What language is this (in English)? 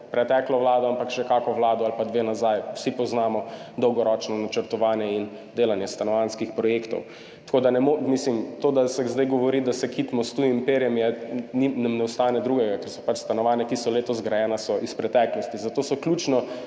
Slovenian